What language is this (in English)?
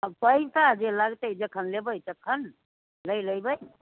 Maithili